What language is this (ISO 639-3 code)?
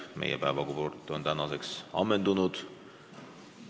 est